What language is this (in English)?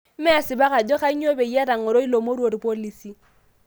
Masai